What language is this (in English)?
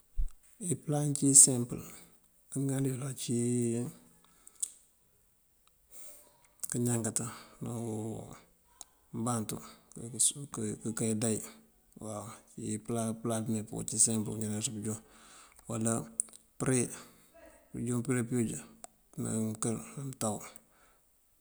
Mandjak